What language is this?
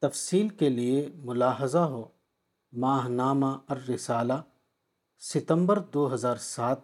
Urdu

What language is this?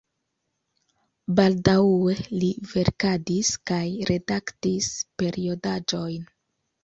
Esperanto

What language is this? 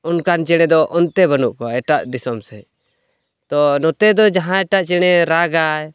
Santali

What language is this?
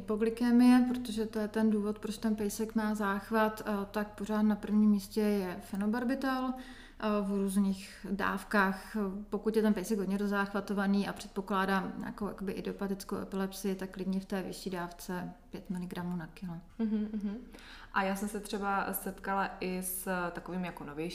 Czech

